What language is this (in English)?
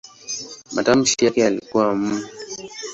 Swahili